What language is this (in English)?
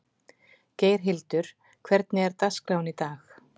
Icelandic